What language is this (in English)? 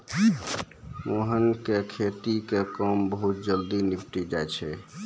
Maithili